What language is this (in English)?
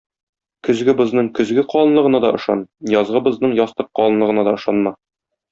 Tatar